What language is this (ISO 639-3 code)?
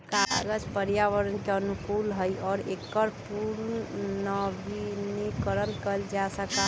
mag